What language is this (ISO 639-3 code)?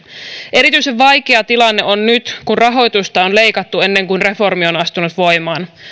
fin